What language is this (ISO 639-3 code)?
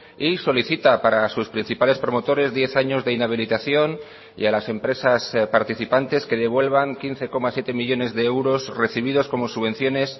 spa